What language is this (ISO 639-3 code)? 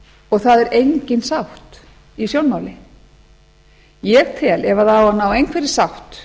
isl